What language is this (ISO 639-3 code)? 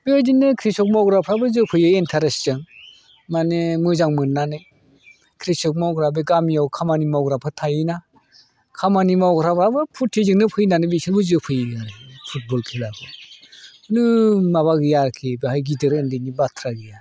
brx